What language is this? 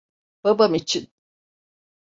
Turkish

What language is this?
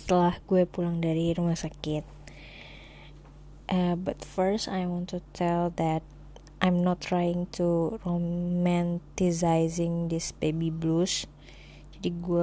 Indonesian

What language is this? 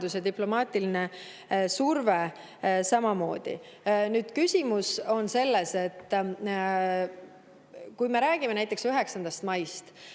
Estonian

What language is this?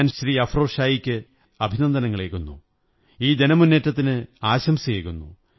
Malayalam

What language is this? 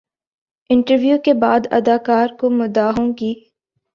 Urdu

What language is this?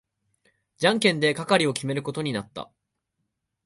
Japanese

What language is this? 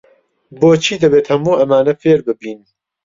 Central Kurdish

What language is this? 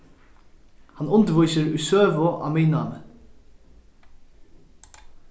Faroese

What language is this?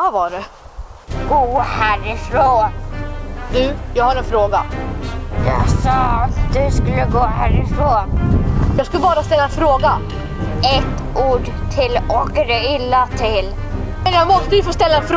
Swedish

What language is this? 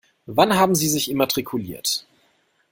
German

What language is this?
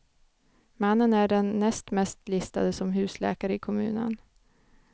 Swedish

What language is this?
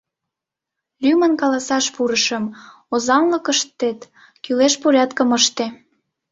Mari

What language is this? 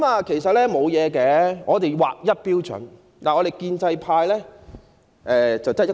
Cantonese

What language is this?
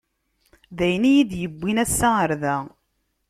Kabyle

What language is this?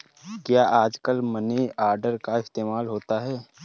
Hindi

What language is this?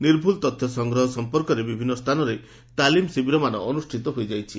Odia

